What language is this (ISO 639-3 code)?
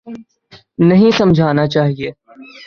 urd